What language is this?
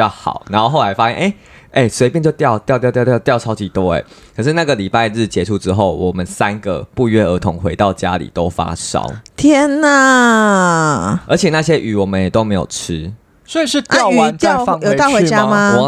Chinese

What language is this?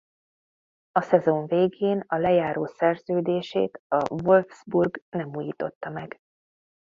Hungarian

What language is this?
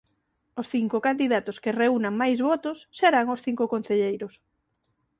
Galician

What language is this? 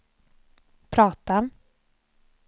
Swedish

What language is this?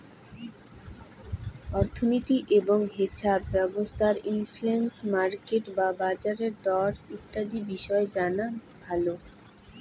Bangla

